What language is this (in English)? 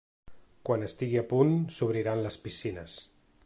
Catalan